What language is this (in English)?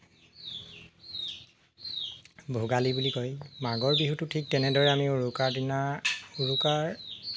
Assamese